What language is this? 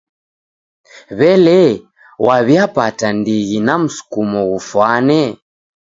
Taita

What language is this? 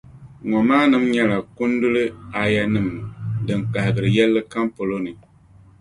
Dagbani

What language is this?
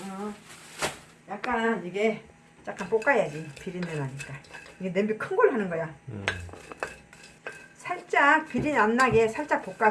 Korean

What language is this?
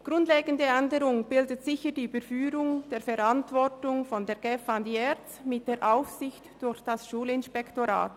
Swiss German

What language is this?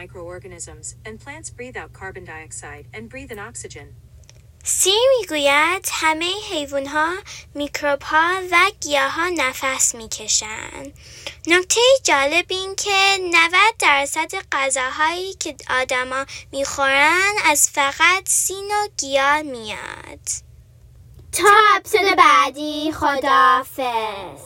Persian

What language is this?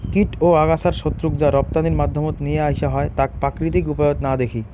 Bangla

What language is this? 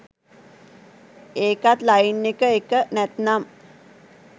Sinhala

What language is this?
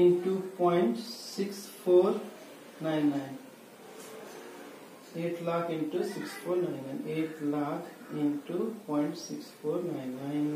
Hindi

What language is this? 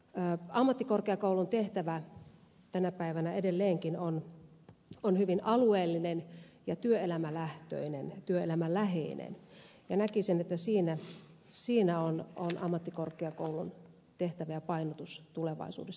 Finnish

